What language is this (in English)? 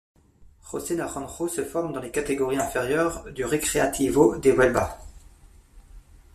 French